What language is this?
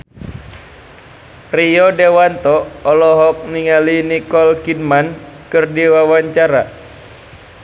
Sundanese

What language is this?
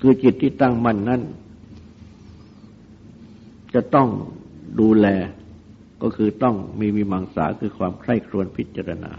Thai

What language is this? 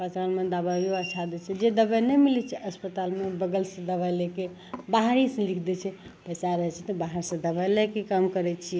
Maithili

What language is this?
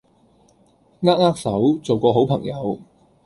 Cantonese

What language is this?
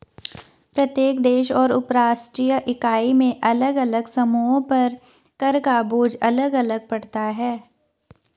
Hindi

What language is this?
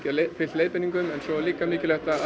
Icelandic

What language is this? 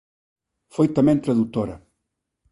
Galician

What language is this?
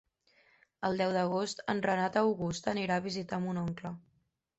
Catalan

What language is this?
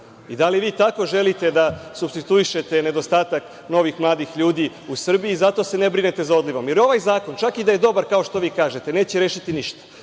Serbian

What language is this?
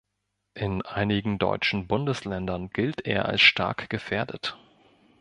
German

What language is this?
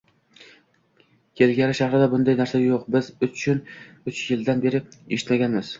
Uzbek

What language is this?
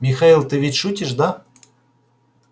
Russian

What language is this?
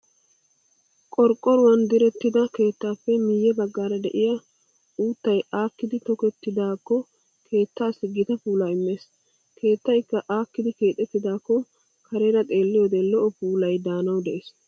Wolaytta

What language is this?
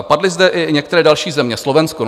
Czech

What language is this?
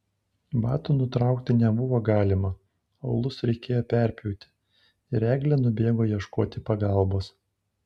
Lithuanian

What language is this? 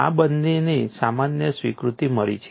Gujarati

